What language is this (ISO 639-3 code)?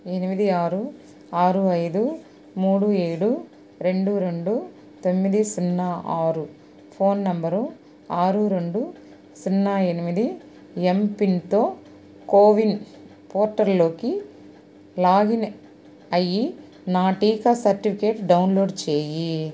tel